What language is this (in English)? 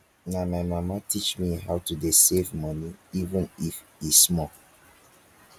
Nigerian Pidgin